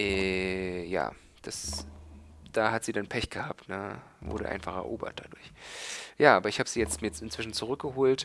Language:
German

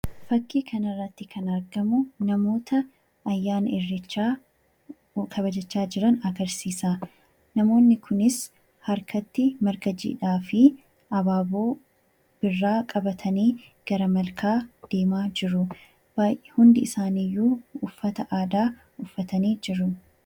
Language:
Oromo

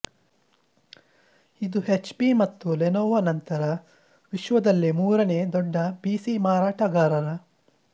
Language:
Kannada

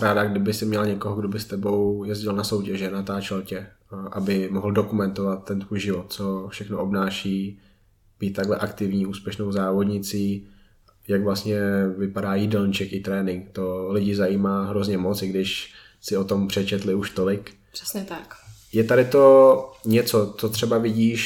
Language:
Czech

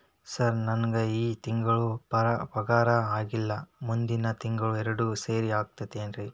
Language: Kannada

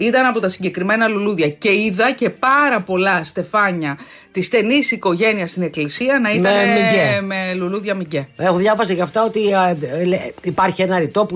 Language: Greek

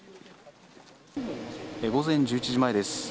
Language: Japanese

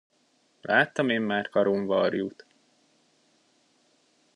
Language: Hungarian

